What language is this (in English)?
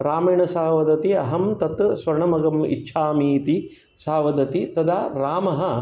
Sanskrit